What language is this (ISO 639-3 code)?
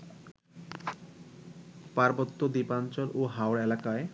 ben